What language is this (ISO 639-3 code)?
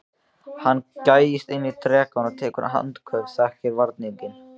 isl